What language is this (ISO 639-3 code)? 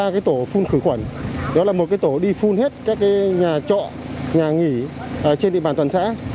vie